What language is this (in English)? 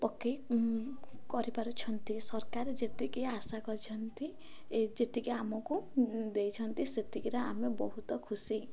Odia